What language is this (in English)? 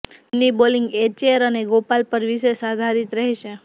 Gujarati